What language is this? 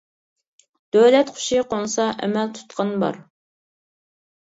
Uyghur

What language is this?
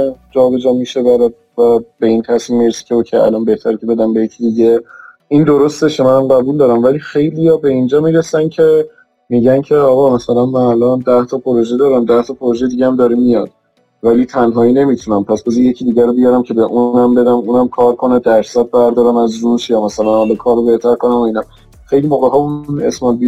Persian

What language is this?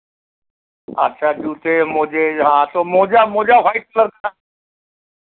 Hindi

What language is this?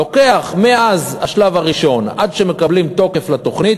Hebrew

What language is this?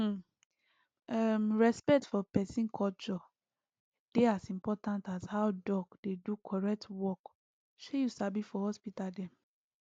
Nigerian Pidgin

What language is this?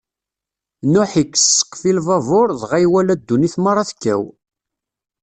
Kabyle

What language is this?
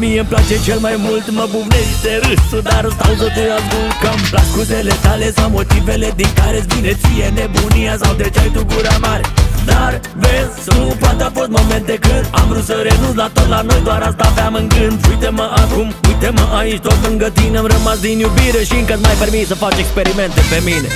Romanian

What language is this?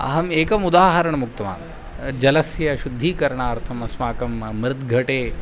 Sanskrit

